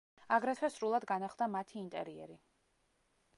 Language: Georgian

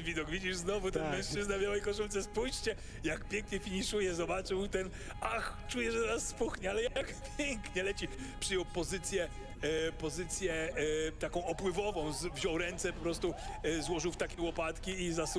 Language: Polish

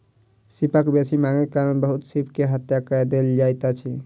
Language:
Maithili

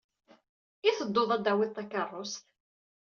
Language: Kabyle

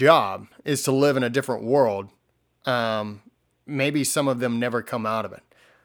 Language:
English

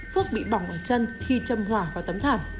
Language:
Vietnamese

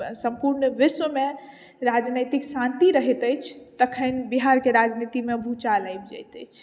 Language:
Maithili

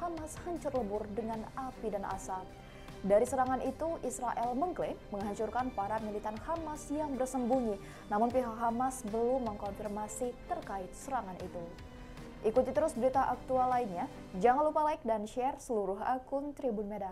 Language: Indonesian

